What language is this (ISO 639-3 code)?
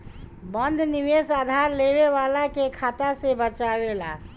bho